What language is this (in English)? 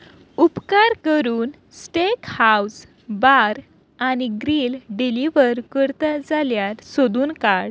Konkani